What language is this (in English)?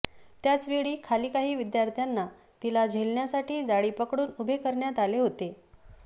Marathi